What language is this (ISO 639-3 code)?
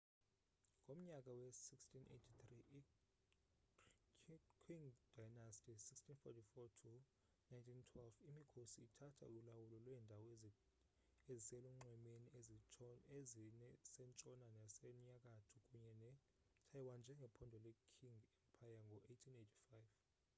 xho